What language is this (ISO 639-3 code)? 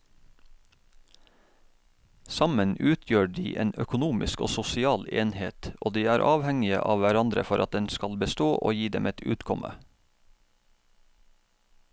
nor